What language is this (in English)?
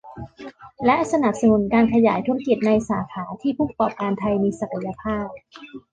Thai